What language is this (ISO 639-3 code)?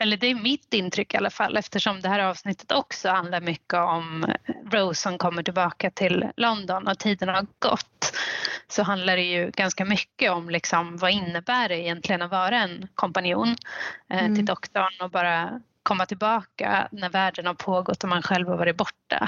swe